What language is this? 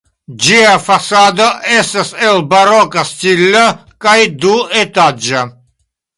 Esperanto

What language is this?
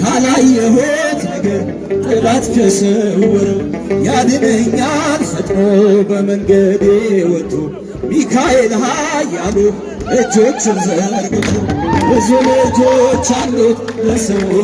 Amharic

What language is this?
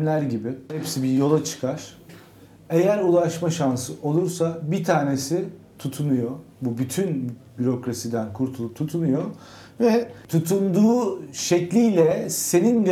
Turkish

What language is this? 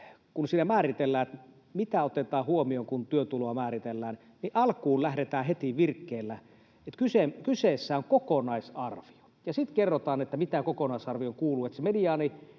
Finnish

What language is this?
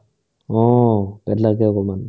Assamese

